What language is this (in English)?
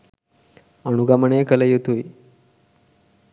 Sinhala